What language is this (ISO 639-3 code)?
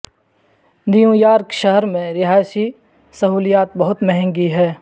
urd